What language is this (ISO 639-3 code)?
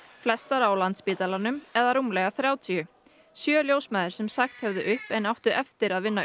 isl